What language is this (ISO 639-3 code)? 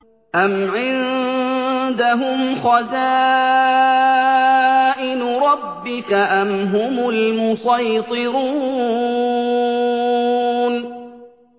ara